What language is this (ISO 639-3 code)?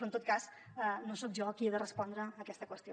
cat